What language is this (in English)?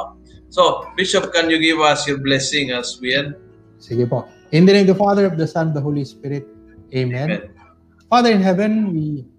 Filipino